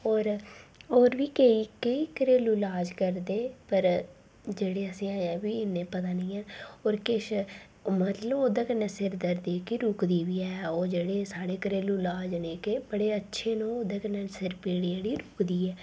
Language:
Dogri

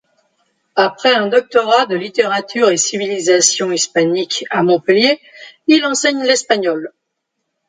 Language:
French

